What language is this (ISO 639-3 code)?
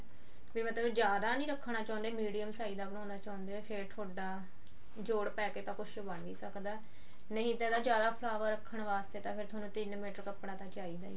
pan